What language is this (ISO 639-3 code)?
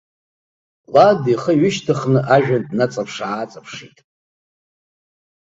abk